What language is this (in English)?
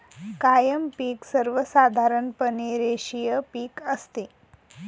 Marathi